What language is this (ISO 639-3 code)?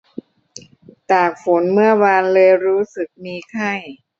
tha